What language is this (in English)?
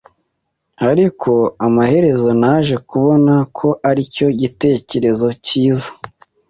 Kinyarwanda